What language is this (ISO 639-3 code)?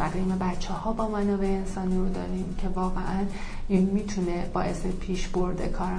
fas